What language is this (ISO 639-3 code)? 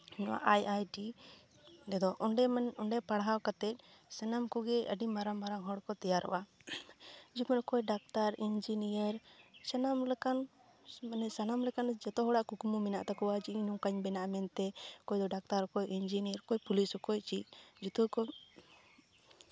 sat